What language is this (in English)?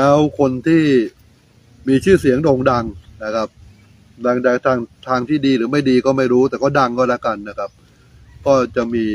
Thai